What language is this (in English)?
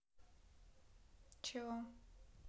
Russian